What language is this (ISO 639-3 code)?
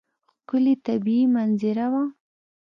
pus